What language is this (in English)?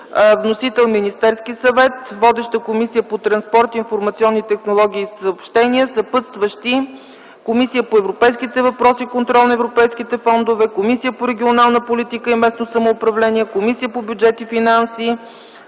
Bulgarian